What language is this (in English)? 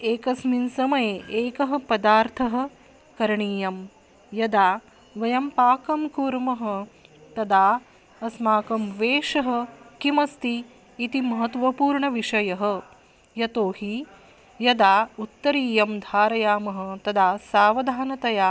Sanskrit